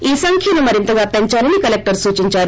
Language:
Telugu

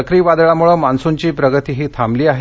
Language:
Marathi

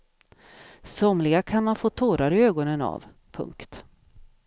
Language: Swedish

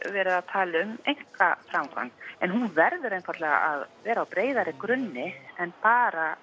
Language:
Icelandic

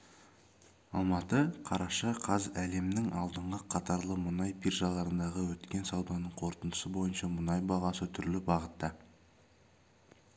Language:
Kazakh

